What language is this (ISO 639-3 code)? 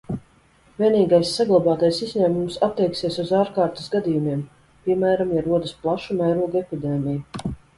lav